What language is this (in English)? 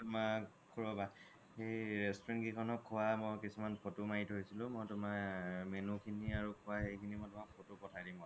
Assamese